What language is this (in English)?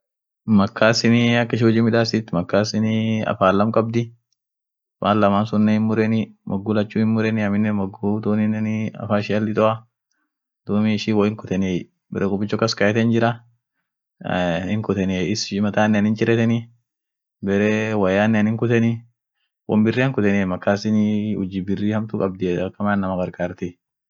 Orma